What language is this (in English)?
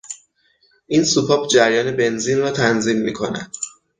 Persian